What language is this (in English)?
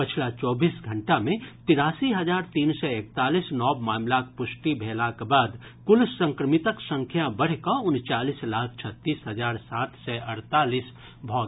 Maithili